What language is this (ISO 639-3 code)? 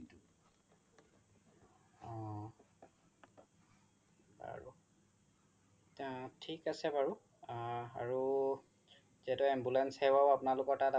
asm